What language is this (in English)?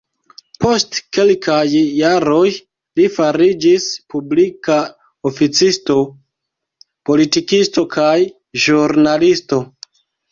Esperanto